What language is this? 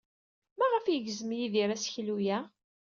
Kabyle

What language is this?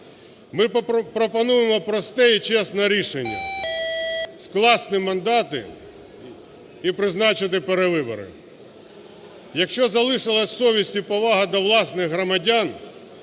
Ukrainian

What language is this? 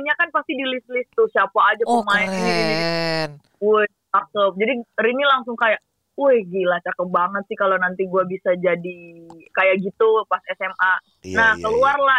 Indonesian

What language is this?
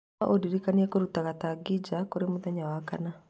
Kikuyu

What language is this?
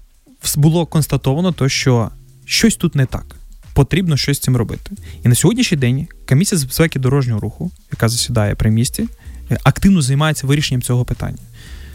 Ukrainian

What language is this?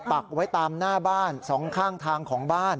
Thai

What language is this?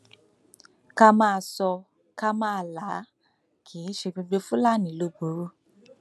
Yoruba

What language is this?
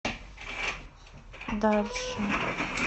Russian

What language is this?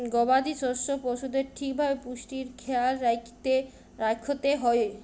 Bangla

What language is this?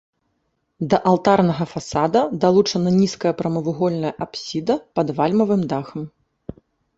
Belarusian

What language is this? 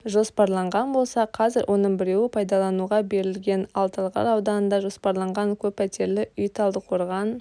Kazakh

